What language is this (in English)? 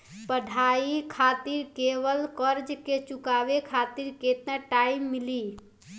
Bhojpuri